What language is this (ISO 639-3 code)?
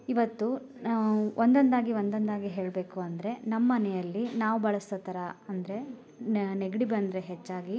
kan